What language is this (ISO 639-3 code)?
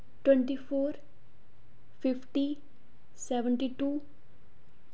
doi